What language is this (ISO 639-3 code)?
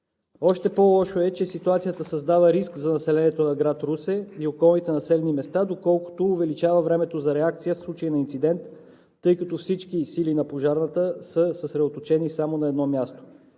bul